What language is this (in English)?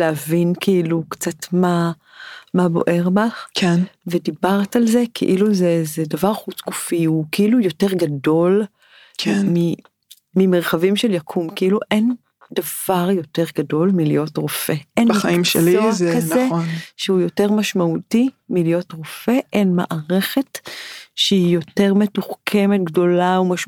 Hebrew